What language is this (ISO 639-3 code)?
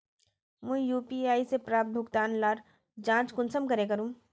mag